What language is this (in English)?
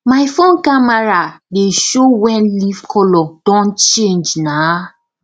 Nigerian Pidgin